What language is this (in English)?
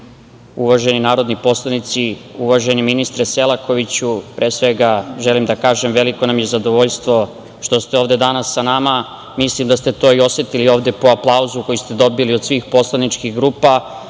Serbian